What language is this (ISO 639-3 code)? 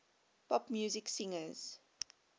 eng